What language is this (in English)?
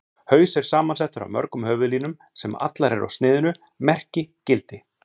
Icelandic